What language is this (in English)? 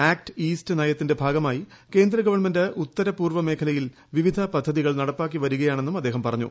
Malayalam